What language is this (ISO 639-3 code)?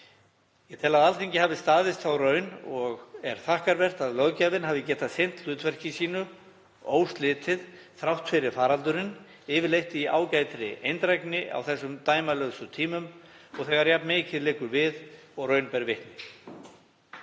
isl